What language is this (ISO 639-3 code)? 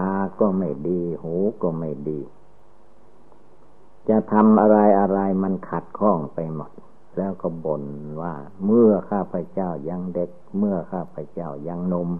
tha